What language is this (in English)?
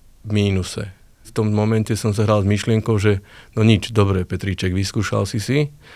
Slovak